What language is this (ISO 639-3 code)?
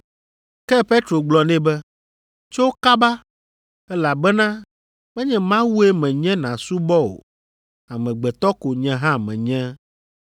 ewe